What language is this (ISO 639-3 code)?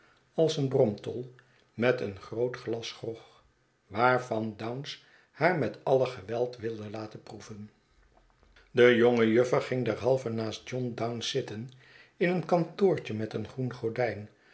nld